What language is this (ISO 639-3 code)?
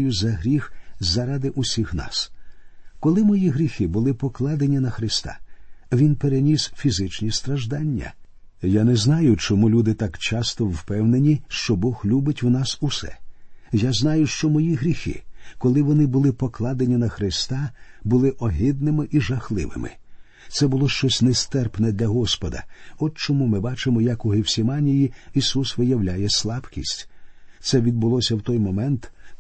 ukr